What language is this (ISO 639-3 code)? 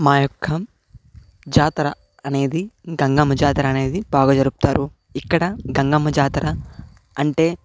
tel